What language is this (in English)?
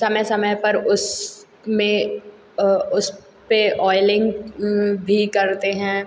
Hindi